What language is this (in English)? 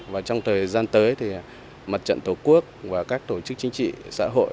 Vietnamese